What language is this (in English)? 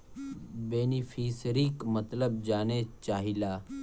Bhojpuri